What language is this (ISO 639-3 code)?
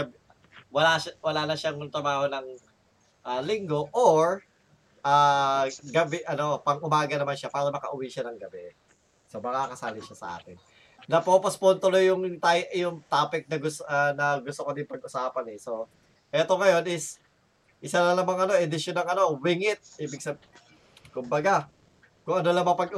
fil